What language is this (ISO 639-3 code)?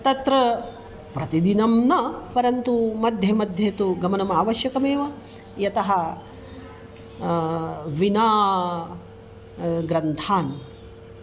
san